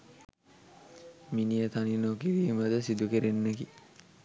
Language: Sinhala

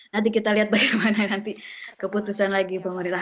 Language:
Indonesian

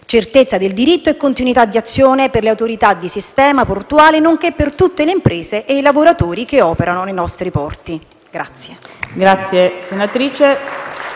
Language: Italian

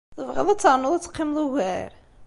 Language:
Kabyle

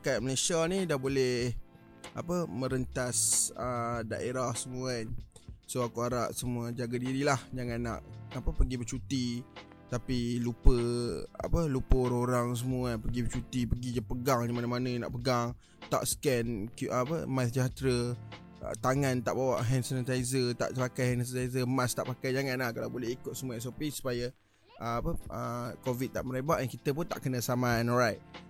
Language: Malay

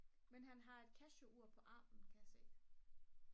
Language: Danish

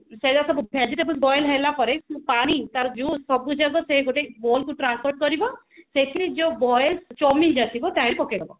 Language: Odia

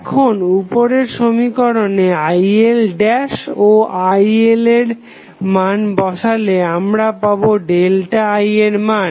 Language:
Bangla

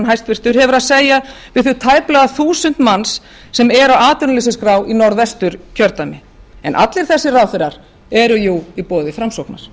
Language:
Icelandic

